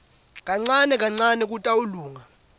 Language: Swati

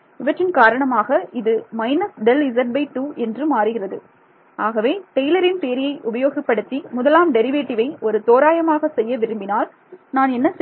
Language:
Tamil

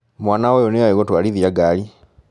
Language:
Kikuyu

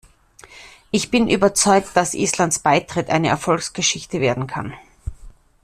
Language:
German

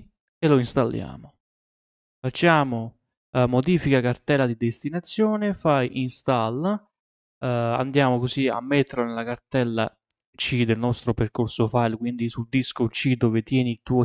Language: Italian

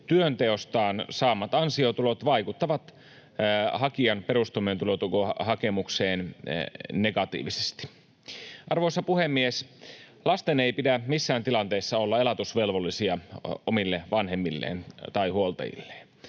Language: Finnish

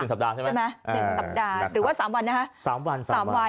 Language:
Thai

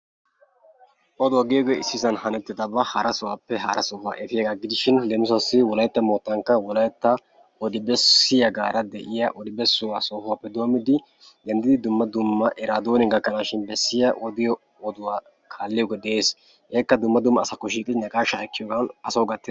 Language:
Wolaytta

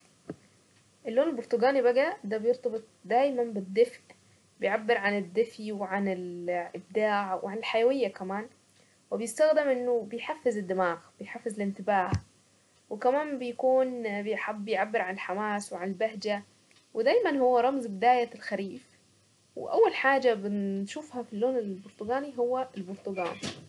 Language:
Saidi Arabic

